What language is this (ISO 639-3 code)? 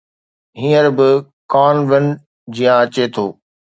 snd